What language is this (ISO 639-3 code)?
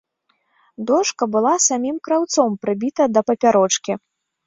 bel